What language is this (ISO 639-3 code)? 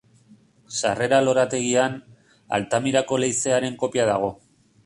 eus